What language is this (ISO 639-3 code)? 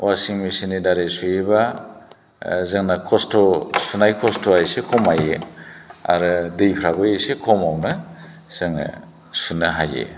brx